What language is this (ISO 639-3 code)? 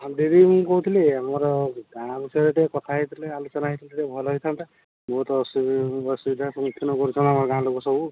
ori